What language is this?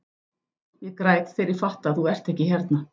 Icelandic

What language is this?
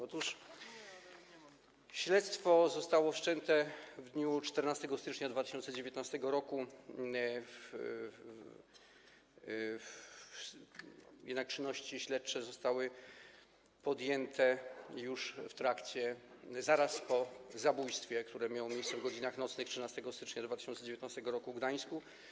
Polish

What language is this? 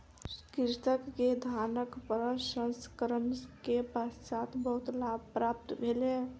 Maithili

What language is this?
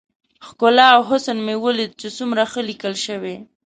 Pashto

